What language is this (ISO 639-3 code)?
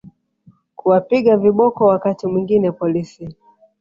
swa